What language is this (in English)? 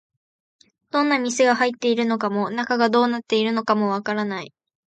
Japanese